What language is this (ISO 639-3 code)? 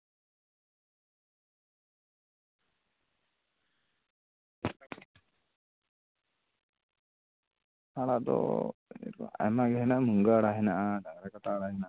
sat